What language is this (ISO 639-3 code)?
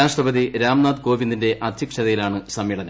mal